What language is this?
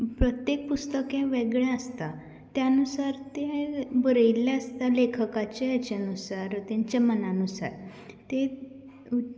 Konkani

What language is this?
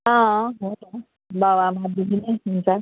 Nepali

